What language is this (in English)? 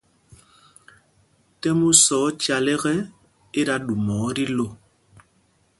Mpumpong